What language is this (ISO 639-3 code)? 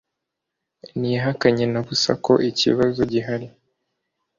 kin